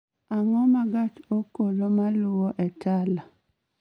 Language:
Luo (Kenya and Tanzania)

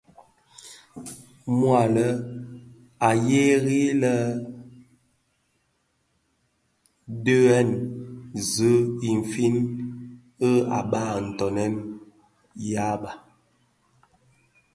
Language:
Bafia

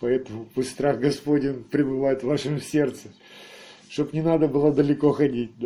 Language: Russian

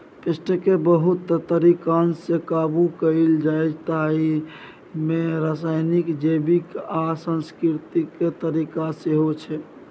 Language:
Maithili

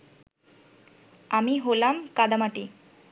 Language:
Bangla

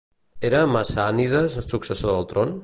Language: Catalan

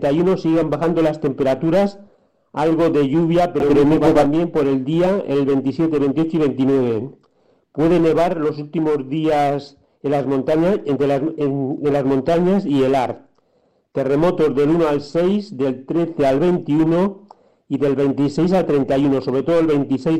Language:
Spanish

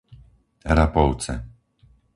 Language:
Slovak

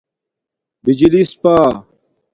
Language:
Domaaki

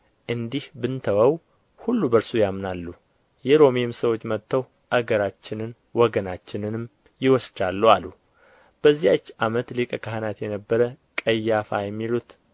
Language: Amharic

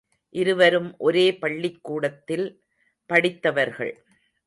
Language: Tamil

